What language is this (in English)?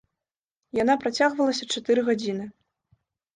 Belarusian